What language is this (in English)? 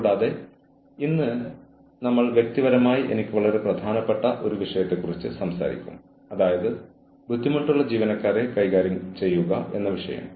Malayalam